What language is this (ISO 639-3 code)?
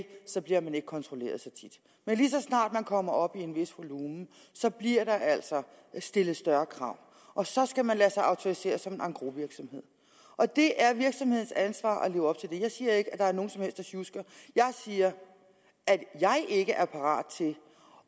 dan